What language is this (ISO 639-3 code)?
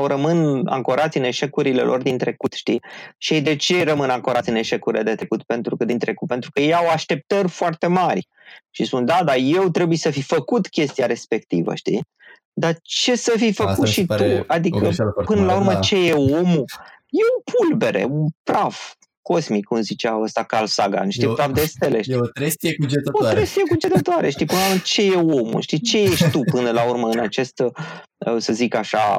ron